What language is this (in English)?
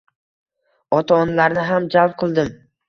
Uzbek